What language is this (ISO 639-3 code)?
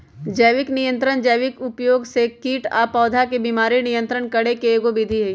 mag